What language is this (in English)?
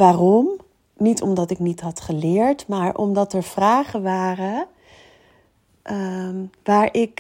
Dutch